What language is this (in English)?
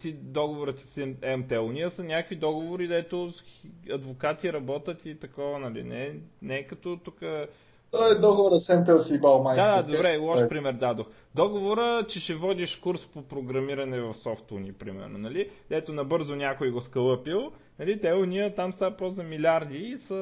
Bulgarian